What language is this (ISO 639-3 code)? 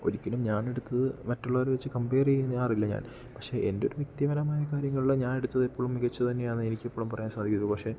mal